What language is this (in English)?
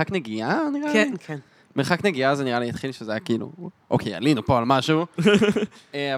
Hebrew